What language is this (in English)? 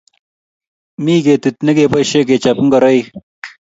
Kalenjin